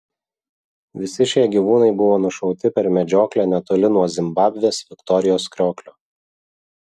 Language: Lithuanian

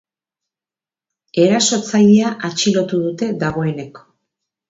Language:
Basque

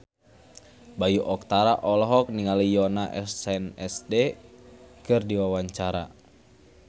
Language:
Sundanese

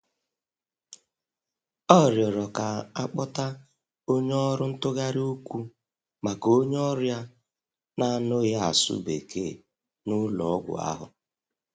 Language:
Igbo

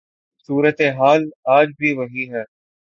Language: Urdu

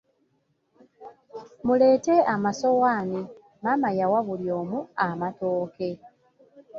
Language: Ganda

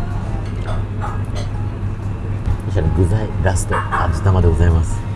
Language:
Japanese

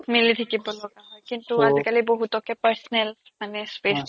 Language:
Assamese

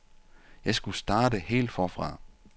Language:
Danish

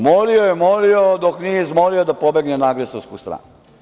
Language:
Serbian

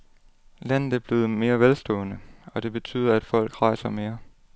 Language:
Danish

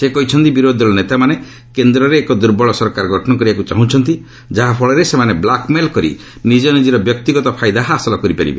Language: Odia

